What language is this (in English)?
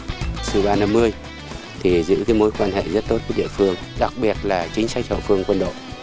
Vietnamese